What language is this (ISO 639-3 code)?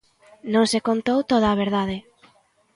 glg